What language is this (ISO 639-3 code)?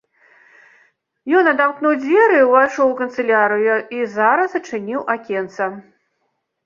bel